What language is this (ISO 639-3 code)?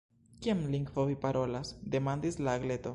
epo